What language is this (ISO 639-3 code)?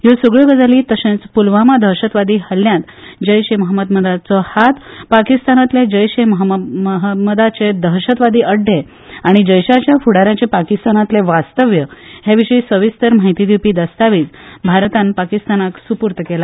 kok